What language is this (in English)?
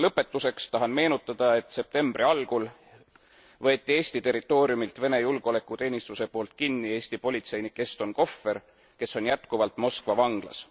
Estonian